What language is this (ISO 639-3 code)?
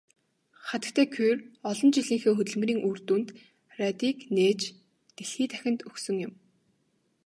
mon